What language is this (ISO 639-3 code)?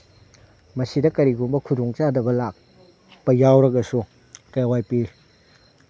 mni